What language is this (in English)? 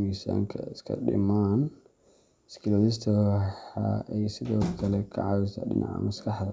Somali